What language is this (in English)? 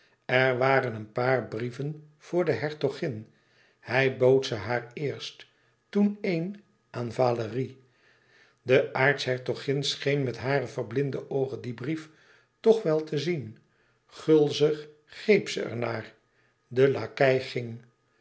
Dutch